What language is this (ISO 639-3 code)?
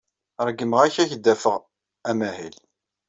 kab